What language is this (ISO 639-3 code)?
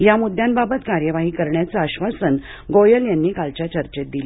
mar